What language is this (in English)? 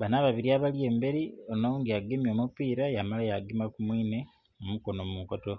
Soga